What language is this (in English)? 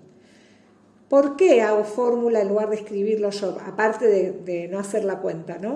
Spanish